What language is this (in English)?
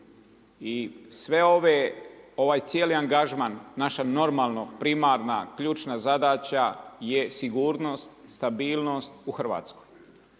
Croatian